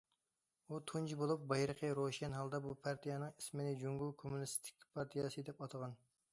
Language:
Uyghur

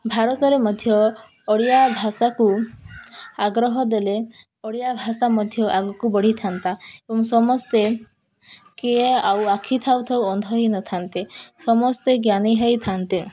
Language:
Odia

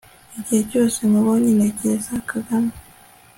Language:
Kinyarwanda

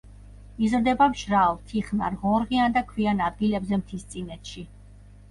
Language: Georgian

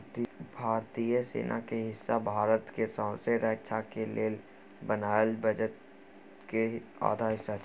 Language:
Maithili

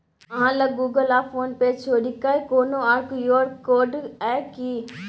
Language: Maithili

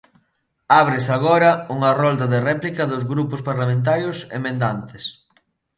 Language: Galician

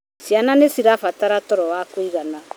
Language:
Kikuyu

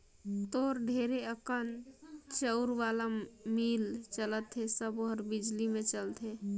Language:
Chhattisgarhi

